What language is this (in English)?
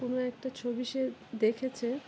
Bangla